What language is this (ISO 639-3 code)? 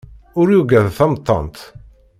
kab